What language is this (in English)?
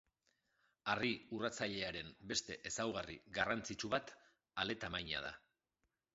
Basque